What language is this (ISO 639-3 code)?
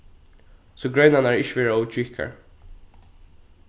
fao